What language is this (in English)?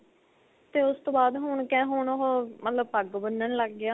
Punjabi